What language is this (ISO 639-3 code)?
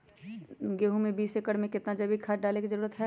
mag